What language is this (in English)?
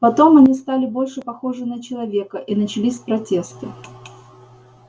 Russian